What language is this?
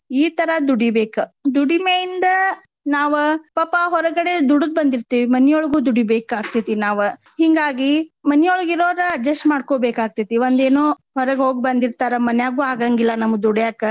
Kannada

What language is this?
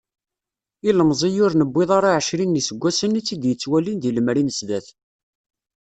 Kabyle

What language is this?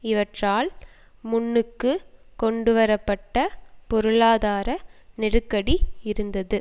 Tamil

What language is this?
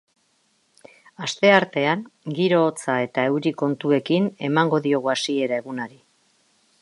Basque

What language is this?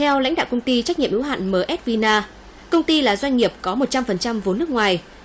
Vietnamese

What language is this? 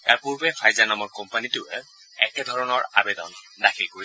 Assamese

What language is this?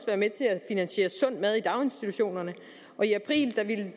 Danish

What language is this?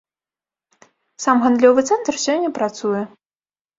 Belarusian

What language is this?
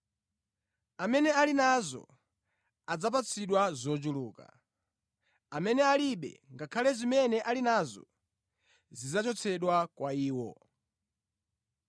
Nyanja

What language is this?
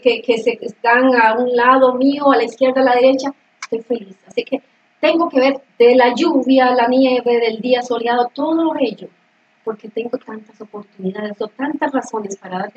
Spanish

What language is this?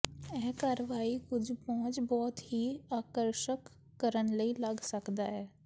Punjabi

